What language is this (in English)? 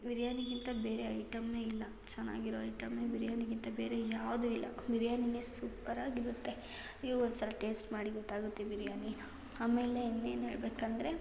Kannada